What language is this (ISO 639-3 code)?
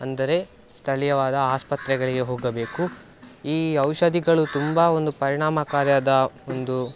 kan